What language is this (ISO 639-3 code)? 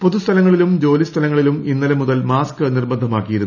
mal